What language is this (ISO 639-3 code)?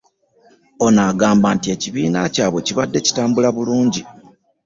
lug